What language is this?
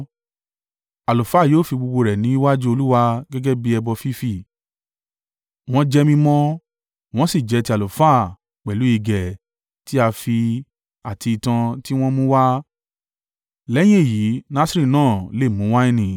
Yoruba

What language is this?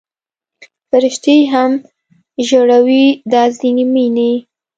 Pashto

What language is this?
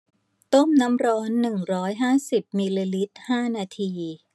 Thai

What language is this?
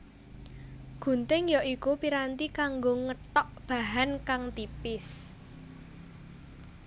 Javanese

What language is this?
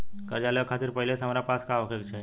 Bhojpuri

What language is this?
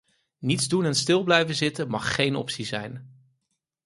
Dutch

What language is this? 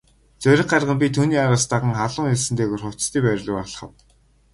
Mongolian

